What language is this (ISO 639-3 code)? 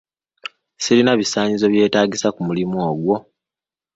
lug